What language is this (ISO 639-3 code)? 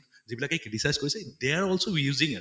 asm